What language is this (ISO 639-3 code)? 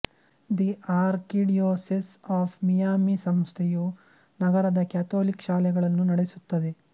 kan